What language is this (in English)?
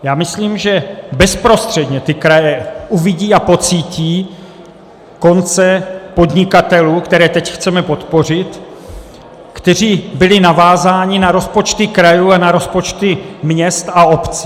Czech